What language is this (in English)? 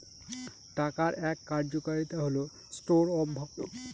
Bangla